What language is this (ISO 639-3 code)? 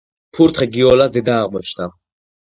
kat